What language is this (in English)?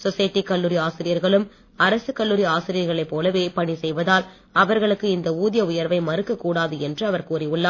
Tamil